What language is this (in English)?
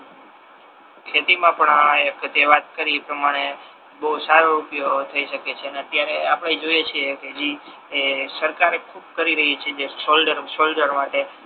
Gujarati